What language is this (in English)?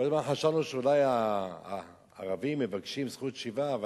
Hebrew